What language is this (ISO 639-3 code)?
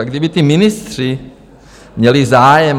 ces